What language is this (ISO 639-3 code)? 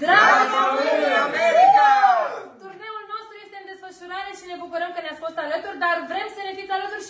ron